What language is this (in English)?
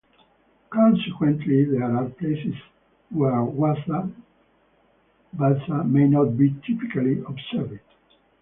English